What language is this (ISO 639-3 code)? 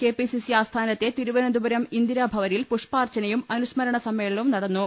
mal